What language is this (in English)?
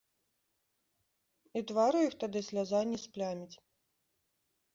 Belarusian